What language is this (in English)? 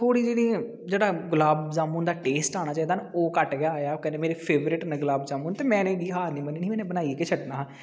Dogri